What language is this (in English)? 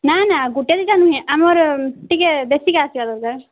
Odia